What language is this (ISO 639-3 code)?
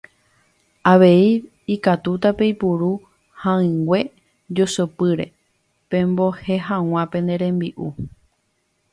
grn